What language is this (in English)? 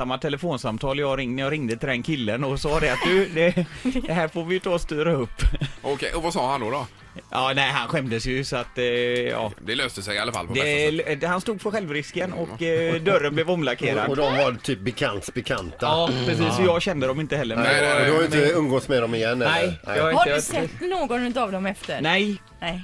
Swedish